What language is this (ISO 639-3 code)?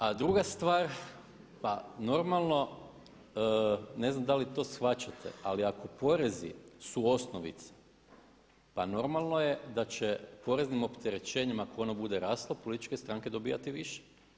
hrv